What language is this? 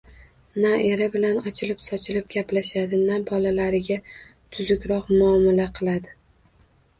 Uzbek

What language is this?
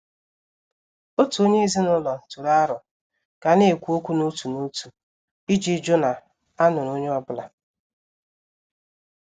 Igbo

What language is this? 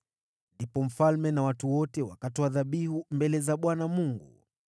Swahili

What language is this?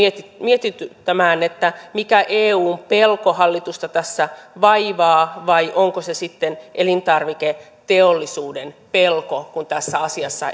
Finnish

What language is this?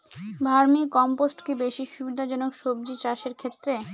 Bangla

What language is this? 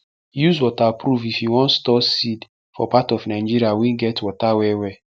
Nigerian Pidgin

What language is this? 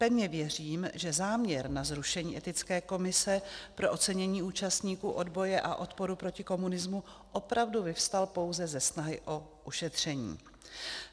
Czech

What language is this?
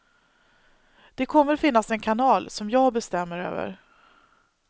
Swedish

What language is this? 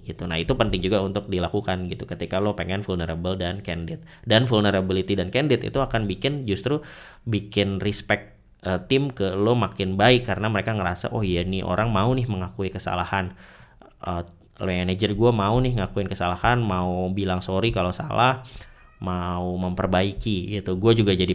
Indonesian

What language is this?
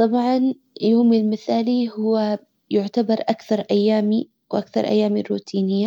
Hijazi Arabic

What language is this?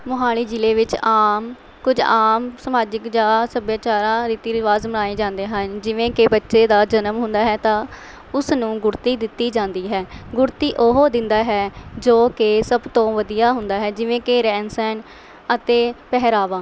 Punjabi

